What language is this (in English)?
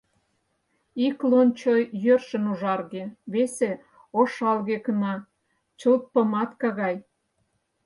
Mari